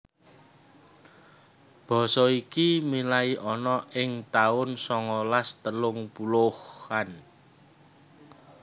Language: Javanese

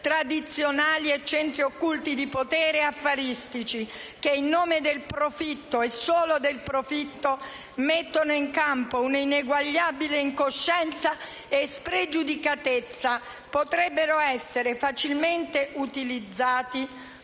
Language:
Italian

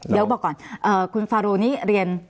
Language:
Thai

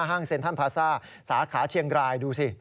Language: Thai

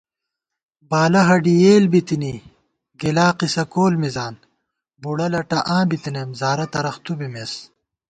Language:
Gawar-Bati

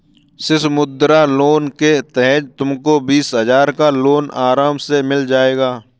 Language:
Hindi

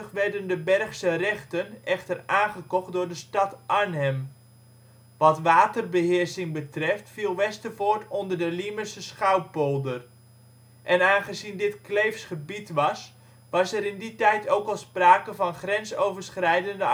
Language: Dutch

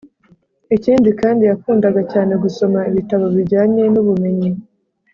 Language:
Kinyarwanda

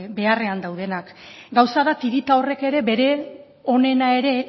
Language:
Basque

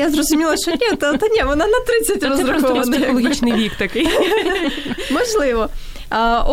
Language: Ukrainian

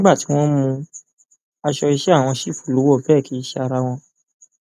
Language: Yoruba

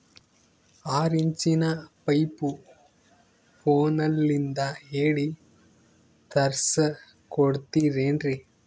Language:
Kannada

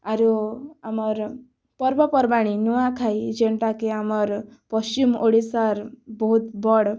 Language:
Odia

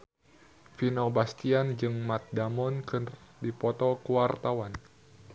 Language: Sundanese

